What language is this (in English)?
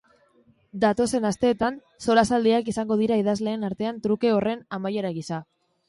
Basque